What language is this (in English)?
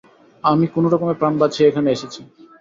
Bangla